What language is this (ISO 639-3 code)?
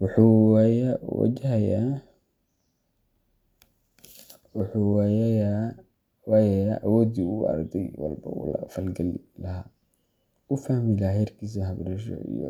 som